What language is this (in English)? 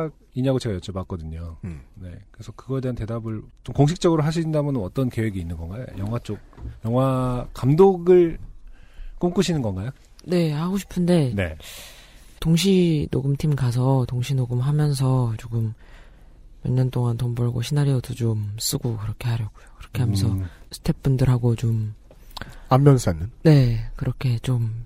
Korean